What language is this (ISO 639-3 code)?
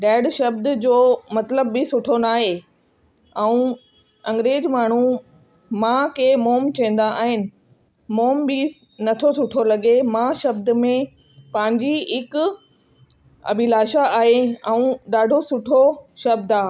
snd